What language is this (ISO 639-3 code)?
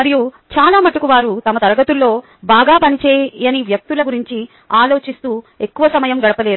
tel